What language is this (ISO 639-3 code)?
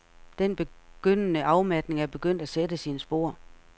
dan